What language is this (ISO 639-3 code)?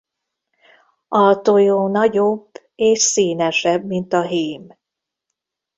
hun